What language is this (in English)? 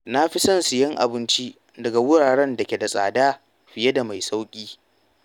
Hausa